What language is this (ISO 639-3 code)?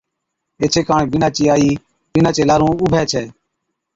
odk